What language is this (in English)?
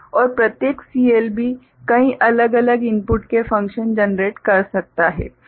Hindi